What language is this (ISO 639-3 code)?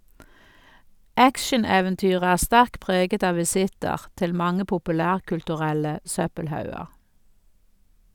nor